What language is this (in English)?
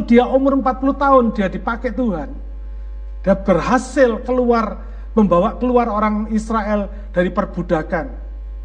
Indonesian